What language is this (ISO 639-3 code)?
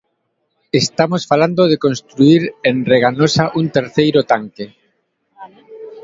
glg